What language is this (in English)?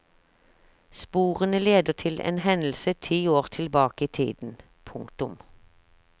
Norwegian